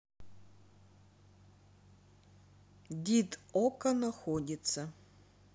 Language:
Russian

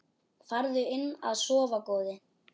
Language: Icelandic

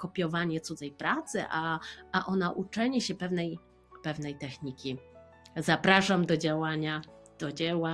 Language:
Polish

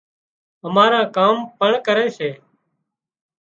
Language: Wadiyara Koli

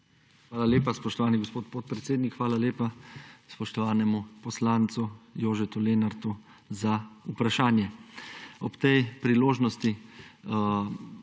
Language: Slovenian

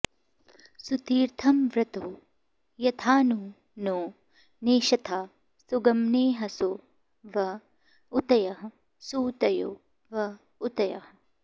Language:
Sanskrit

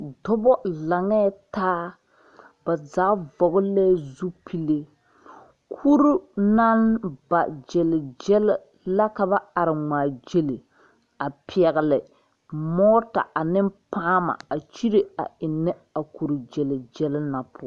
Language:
Southern Dagaare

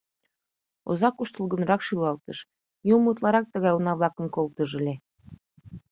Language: Mari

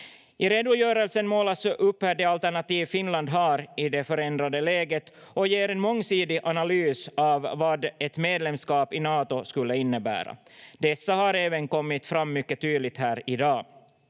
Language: Finnish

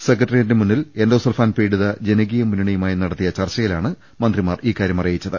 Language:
Malayalam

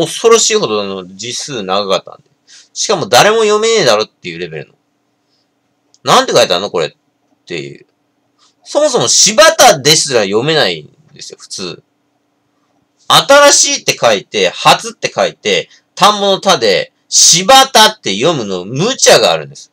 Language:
Japanese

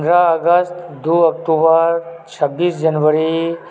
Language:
Maithili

